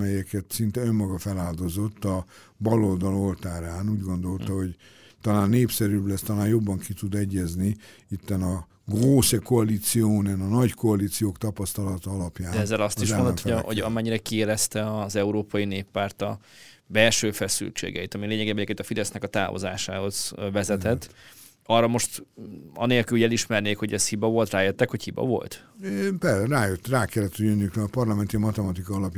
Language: Hungarian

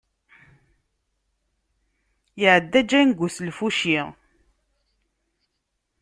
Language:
Kabyle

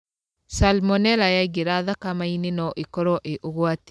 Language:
Kikuyu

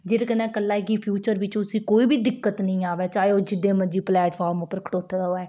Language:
Dogri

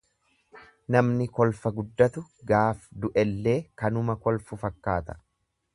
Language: Oromo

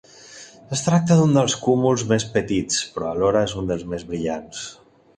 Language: Catalan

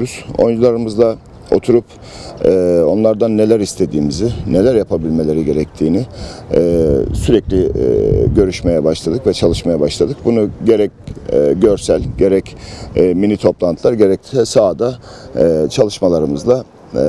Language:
Turkish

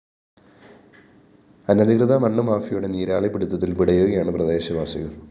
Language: Malayalam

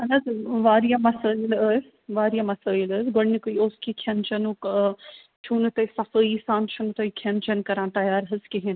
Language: Kashmiri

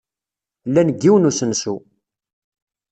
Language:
Kabyle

